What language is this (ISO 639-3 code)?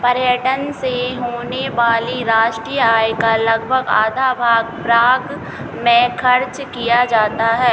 hin